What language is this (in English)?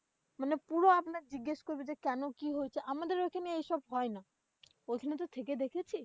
Bangla